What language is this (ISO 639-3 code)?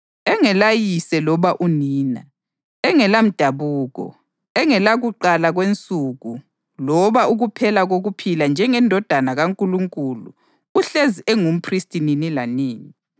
nde